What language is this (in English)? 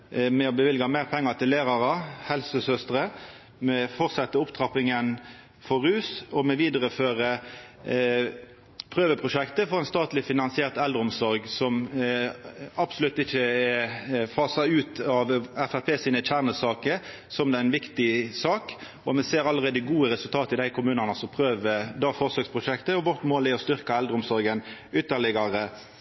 Norwegian Nynorsk